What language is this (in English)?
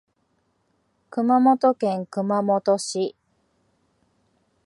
Japanese